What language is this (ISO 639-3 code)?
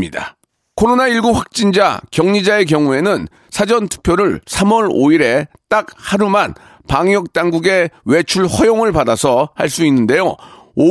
kor